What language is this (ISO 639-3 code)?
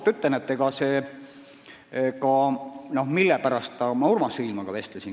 est